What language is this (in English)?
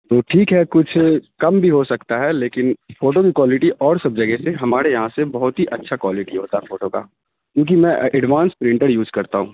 Urdu